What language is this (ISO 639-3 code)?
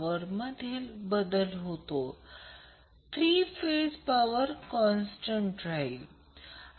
mar